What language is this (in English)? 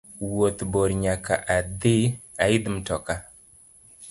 Luo (Kenya and Tanzania)